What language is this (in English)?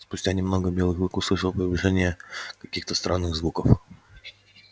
Russian